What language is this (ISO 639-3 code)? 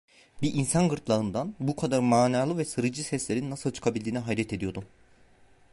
tur